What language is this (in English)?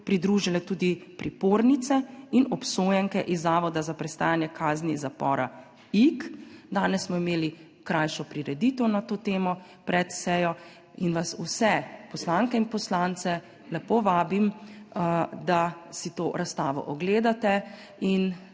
Slovenian